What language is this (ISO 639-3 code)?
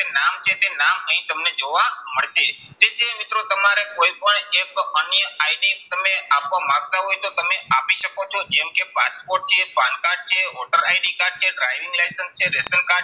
guj